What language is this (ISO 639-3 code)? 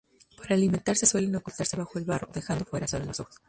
spa